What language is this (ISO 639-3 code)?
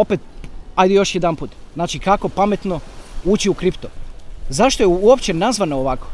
hrv